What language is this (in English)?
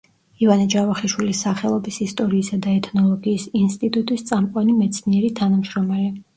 Georgian